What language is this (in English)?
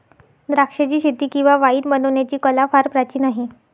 Marathi